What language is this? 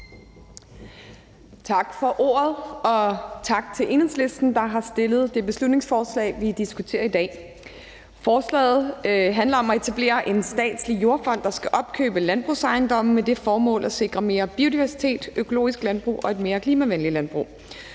Danish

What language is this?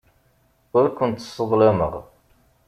Kabyle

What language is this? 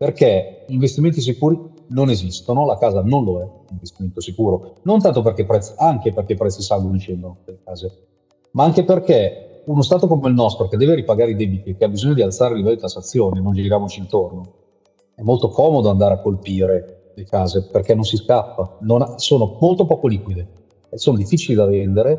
Italian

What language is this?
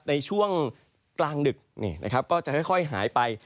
Thai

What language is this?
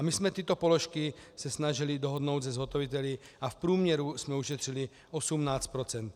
Czech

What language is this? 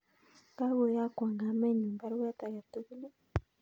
Kalenjin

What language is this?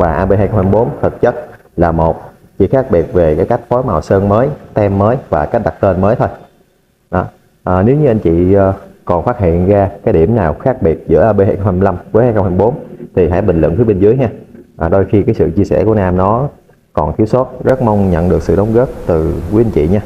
Vietnamese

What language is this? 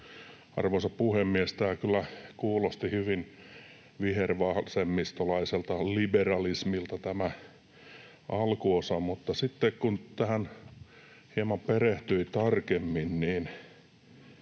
Finnish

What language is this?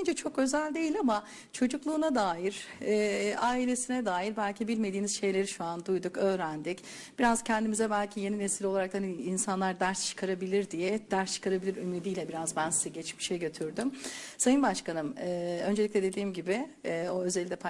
Turkish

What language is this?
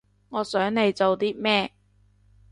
Cantonese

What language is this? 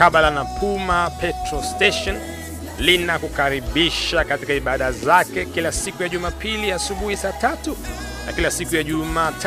Swahili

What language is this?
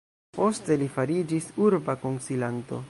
Esperanto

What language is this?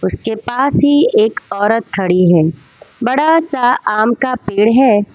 Hindi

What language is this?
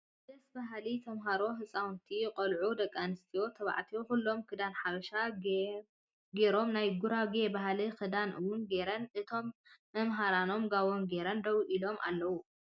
Tigrinya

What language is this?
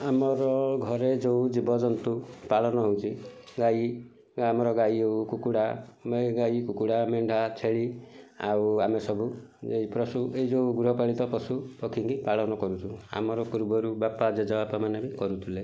Odia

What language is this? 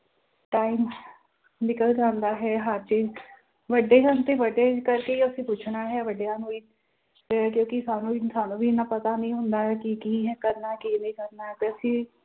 Punjabi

